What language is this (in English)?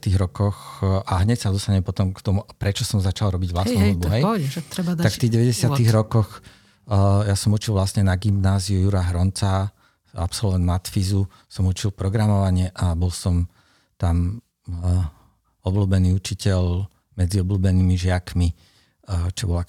Slovak